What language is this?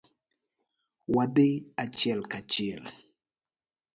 Luo (Kenya and Tanzania)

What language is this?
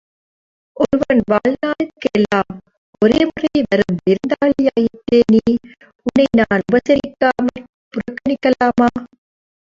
Tamil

